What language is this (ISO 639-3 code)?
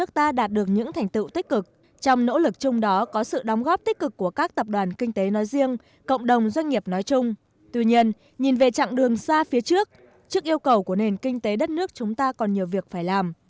vie